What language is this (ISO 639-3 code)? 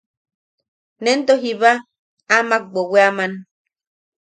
yaq